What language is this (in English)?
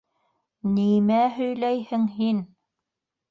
Bashkir